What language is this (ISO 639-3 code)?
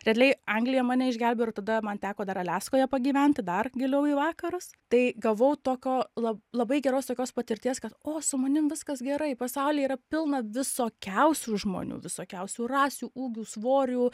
lit